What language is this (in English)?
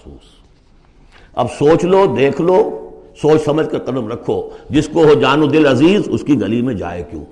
Urdu